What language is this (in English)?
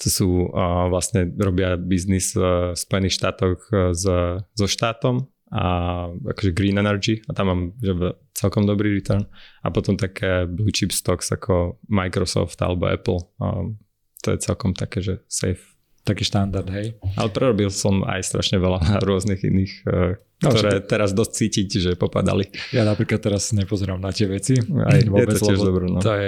Slovak